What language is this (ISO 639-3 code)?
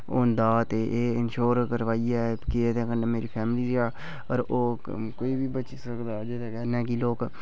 doi